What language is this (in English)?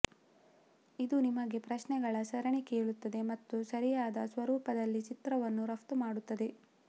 Kannada